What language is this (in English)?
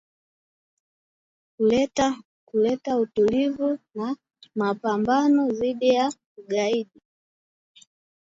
Swahili